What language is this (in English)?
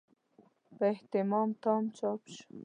Pashto